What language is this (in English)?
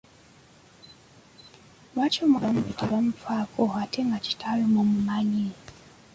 Ganda